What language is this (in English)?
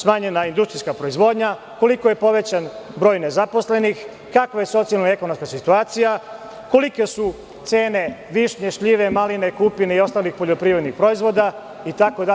Serbian